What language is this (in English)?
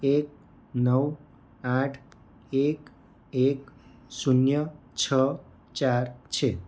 Gujarati